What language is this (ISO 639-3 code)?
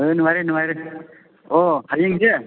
mni